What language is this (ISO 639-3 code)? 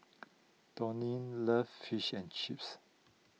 eng